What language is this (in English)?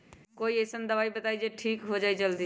Magahi